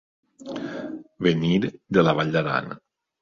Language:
Catalan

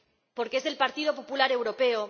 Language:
Spanish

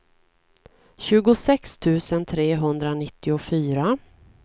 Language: Swedish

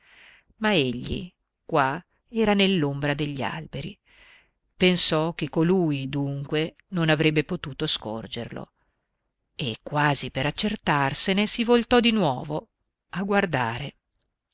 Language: Italian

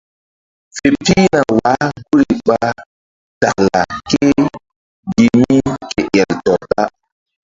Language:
Mbum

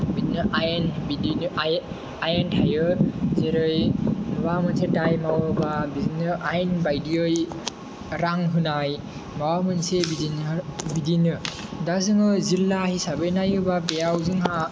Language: Bodo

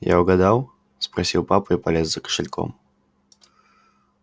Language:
Russian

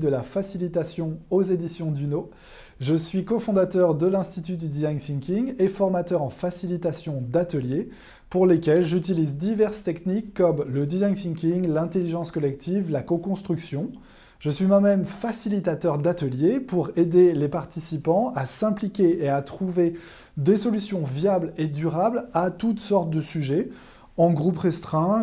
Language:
French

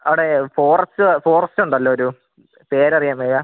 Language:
Malayalam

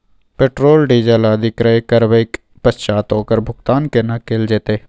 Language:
Maithili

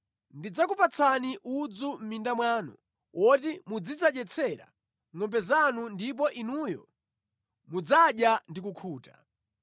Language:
Nyanja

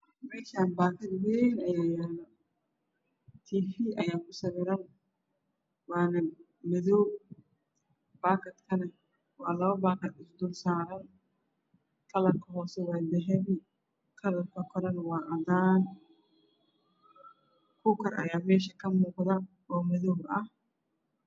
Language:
Somali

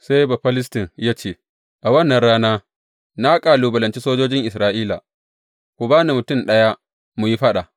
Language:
Hausa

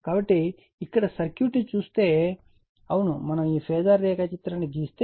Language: Telugu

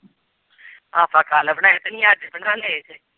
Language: Punjabi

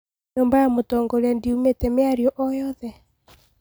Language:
Kikuyu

